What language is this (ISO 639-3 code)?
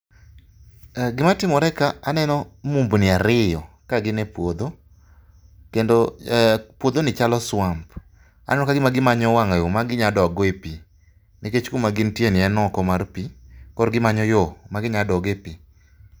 luo